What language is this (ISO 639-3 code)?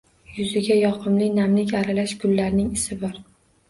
uzb